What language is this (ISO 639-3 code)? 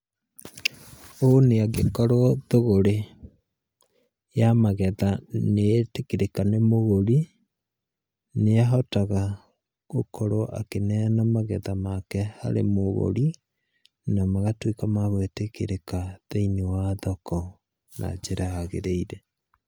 kik